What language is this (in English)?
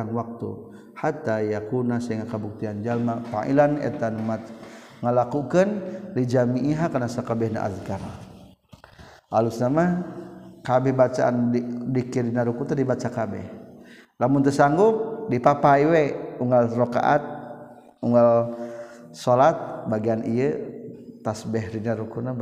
Malay